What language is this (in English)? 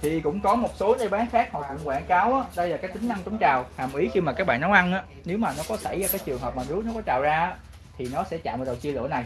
Vietnamese